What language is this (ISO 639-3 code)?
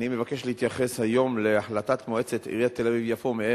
heb